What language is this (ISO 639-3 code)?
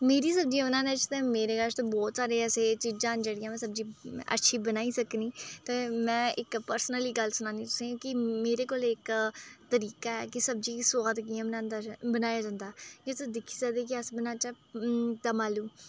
doi